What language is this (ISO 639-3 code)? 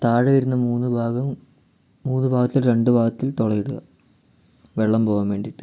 mal